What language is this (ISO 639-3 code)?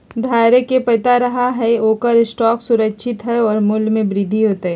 mag